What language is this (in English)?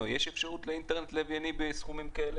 Hebrew